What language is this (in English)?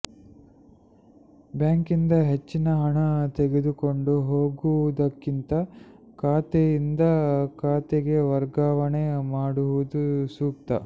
Kannada